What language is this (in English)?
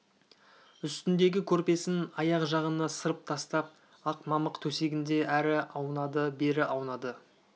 Kazakh